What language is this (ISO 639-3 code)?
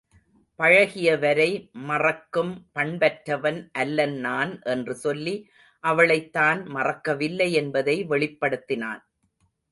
tam